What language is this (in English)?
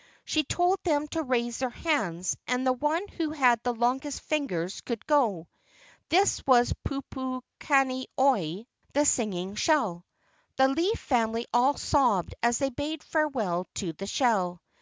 English